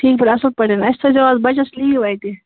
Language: Kashmiri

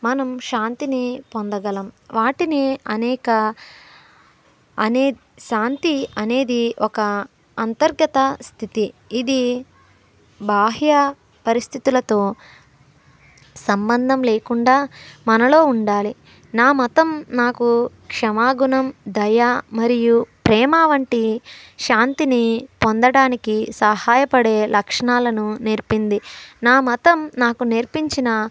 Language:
Telugu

